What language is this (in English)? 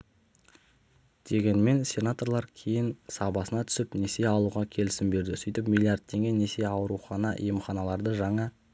Kazakh